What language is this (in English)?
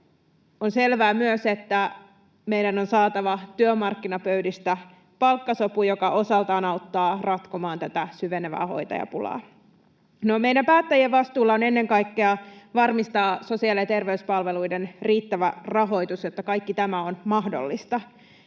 Finnish